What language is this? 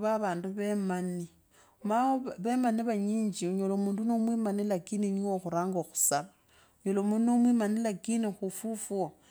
Kabras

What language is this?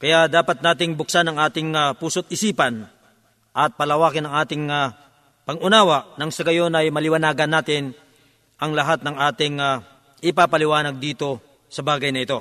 Filipino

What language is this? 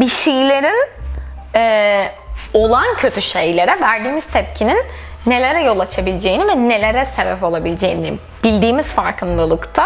Turkish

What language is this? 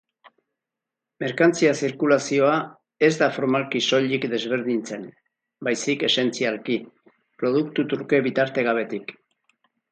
Basque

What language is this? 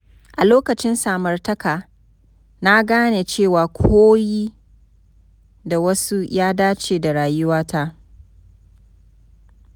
Hausa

